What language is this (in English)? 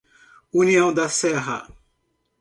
Portuguese